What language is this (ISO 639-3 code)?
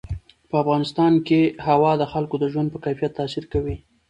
pus